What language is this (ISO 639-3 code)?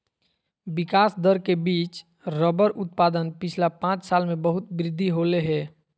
mag